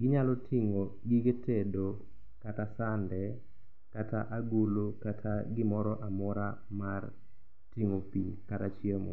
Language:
Luo (Kenya and Tanzania)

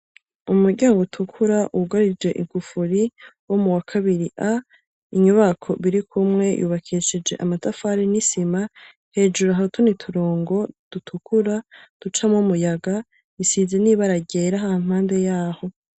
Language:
Rundi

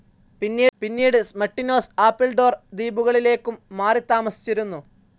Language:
Malayalam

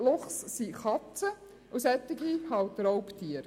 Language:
Swiss German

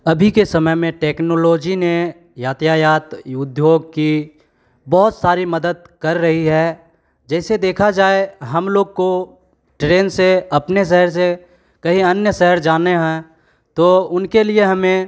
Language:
Hindi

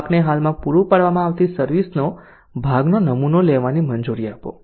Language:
Gujarati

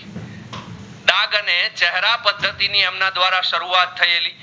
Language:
Gujarati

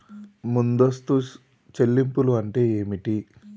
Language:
Telugu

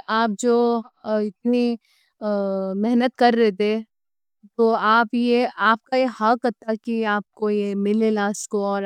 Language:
Deccan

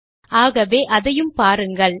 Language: Tamil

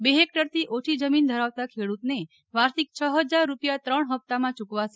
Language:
Gujarati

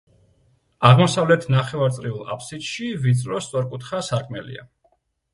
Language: Georgian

